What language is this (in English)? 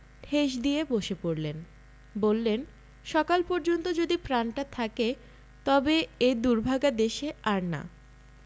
Bangla